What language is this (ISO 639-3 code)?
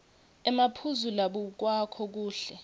ssw